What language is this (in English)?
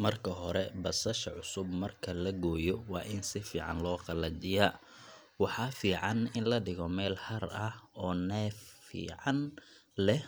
Somali